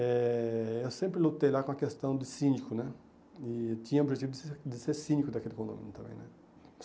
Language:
Portuguese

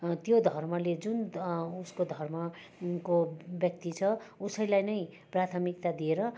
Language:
Nepali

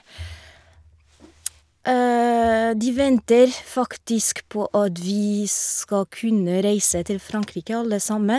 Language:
Norwegian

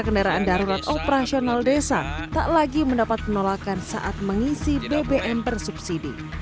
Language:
Indonesian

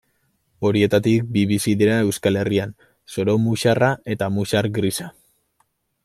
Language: Basque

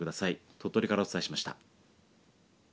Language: Japanese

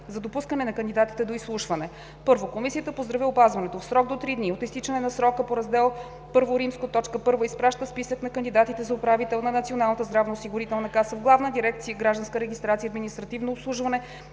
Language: Bulgarian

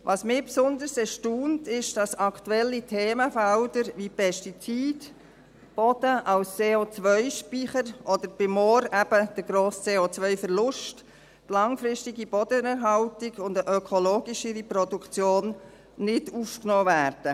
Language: Swiss German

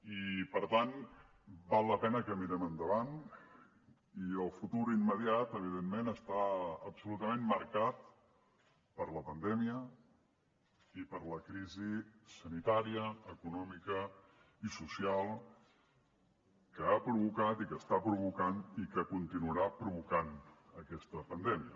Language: Catalan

